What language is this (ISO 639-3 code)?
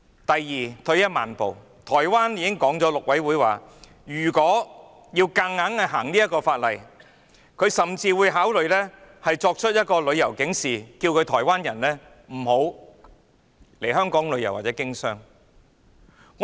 yue